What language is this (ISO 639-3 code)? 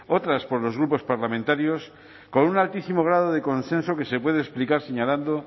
spa